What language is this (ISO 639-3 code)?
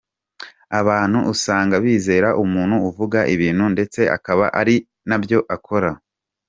kin